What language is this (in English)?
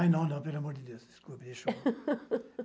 Portuguese